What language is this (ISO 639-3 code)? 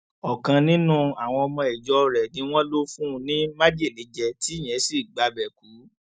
yor